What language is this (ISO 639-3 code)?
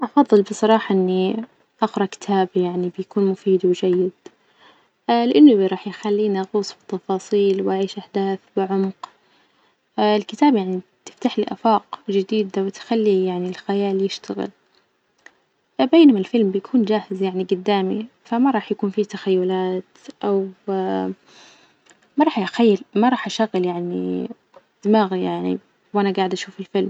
ars